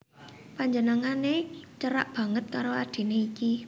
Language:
Javanese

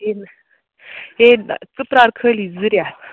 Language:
Kashmiri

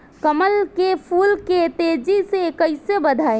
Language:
Bhojpuri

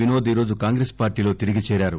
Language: Telugu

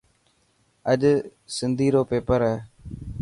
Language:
Dhatki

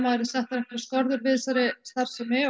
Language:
Icelandic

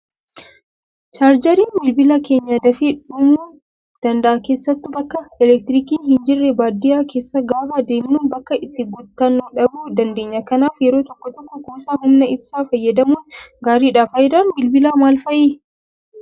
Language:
Oromo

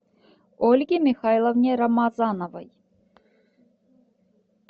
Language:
Russian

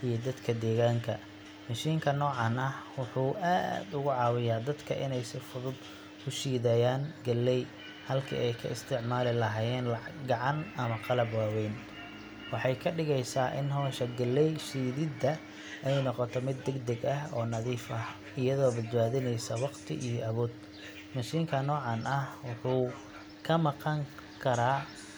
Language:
Somali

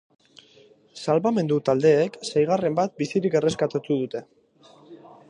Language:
Basque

